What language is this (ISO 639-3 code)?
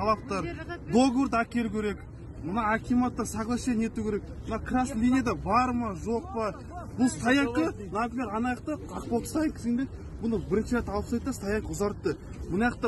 tur